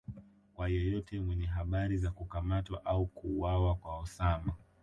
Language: Swahili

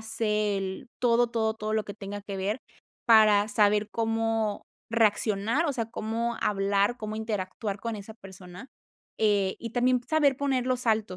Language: Spanish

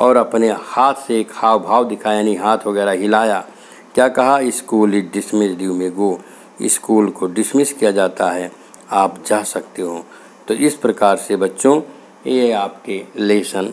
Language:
Hindi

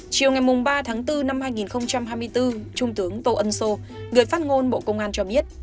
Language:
Vietnamese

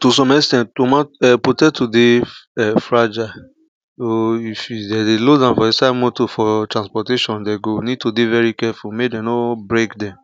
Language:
Nigerian Pidgin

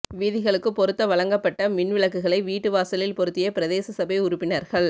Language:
Tamil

